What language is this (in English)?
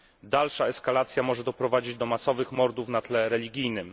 Polish